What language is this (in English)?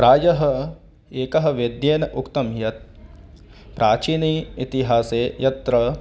Sanskrit